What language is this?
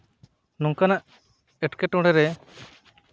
Santali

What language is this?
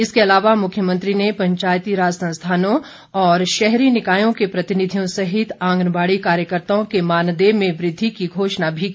Hindi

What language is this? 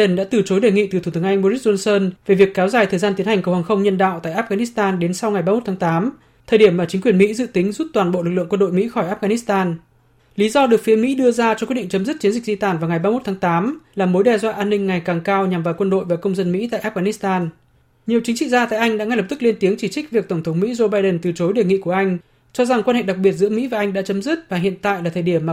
Vietnamese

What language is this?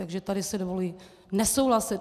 Czech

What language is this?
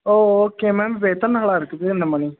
Tamil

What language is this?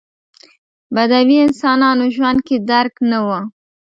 Pashto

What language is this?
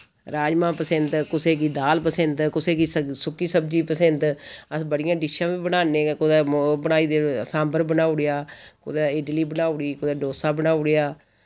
Dogri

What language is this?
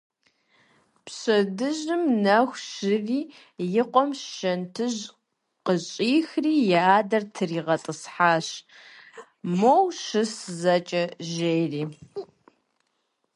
Kabardian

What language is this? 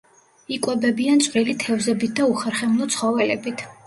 Georgian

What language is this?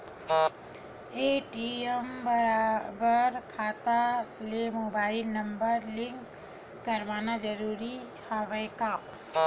Chhattisgarhi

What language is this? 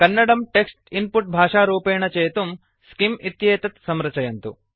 Sanskrit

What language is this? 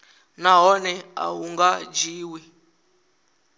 Venda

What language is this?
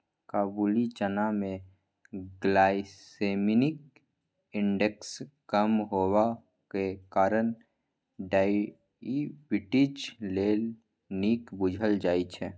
Maithili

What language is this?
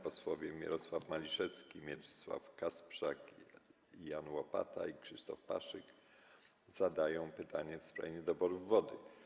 Polish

